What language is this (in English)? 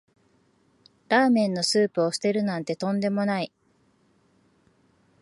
Japanese